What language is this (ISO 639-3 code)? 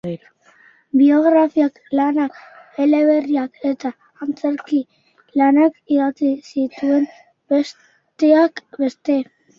eus